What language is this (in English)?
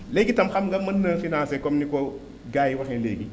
Wolof